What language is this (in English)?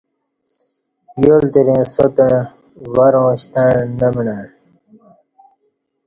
Kati